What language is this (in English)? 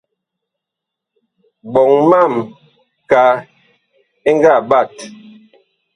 Bakoko